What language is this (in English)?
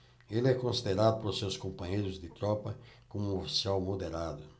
Portuguese